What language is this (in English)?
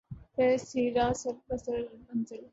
Urdu